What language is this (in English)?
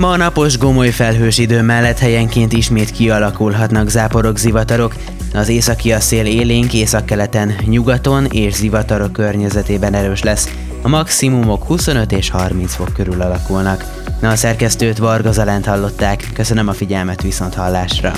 Hungarian